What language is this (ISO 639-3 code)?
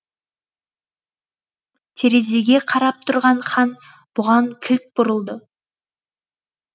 kaz